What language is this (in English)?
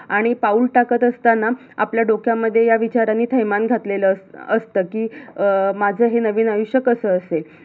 Marathi